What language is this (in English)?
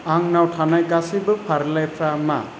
Bodo